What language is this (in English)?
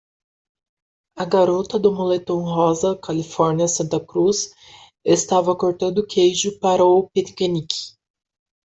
Portuguese